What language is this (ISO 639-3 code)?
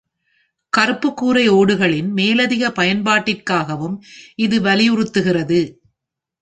tam